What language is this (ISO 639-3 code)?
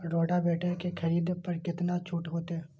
mai